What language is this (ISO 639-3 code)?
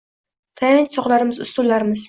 uzb